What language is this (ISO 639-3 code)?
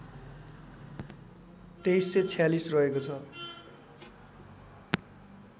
nep